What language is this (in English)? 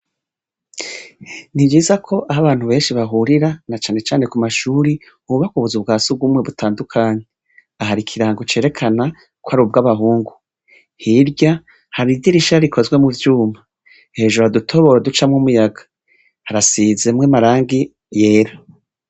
Rundi